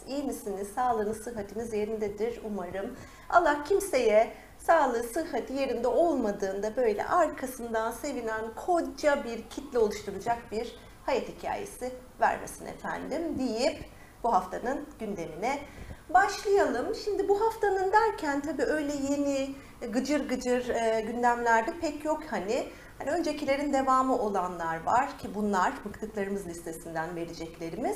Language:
Turkish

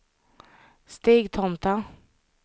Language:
Swedish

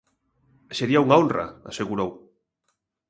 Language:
Galician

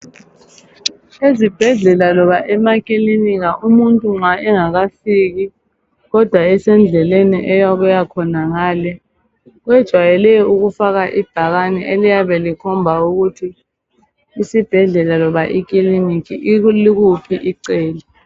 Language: North Ndebele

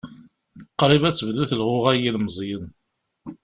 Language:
Kabyle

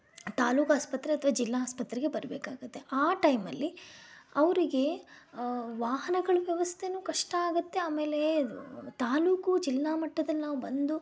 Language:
Kannada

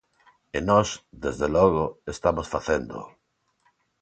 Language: Galician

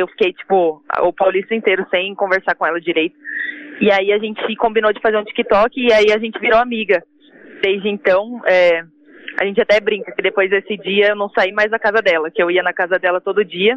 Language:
Portuguese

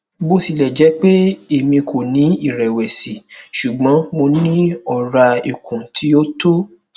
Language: Yoruba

